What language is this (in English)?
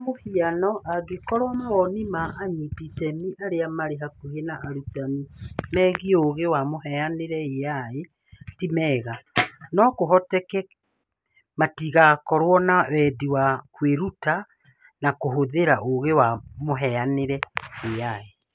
Kikuyu